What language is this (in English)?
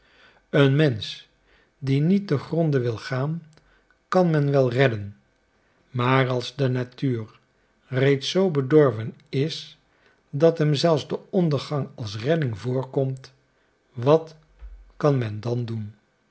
Dutch